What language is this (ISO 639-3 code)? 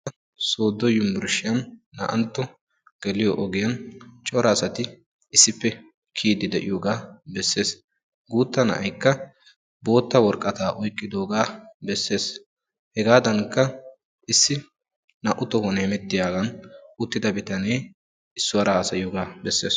wal